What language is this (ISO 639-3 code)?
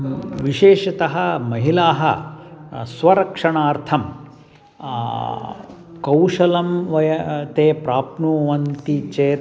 san